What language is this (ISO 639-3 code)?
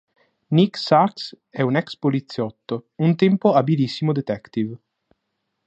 ita